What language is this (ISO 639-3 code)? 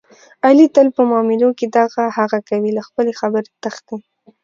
pus